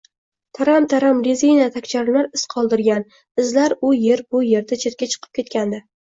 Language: Uzbek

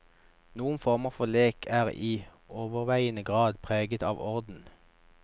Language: Norwegian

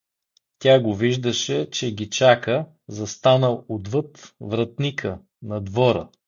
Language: Bulgarian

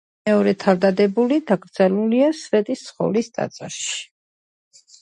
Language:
Georgian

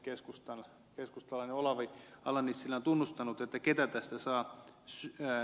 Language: Finnish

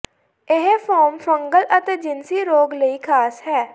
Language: Punjabi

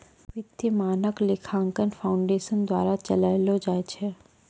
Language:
Maithili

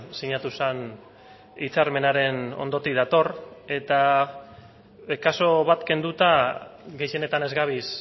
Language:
Basque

